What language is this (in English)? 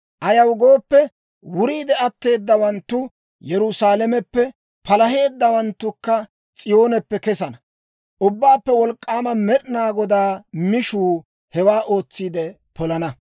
Dawro